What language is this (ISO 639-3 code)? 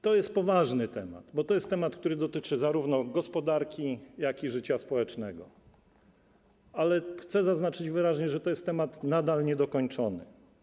pol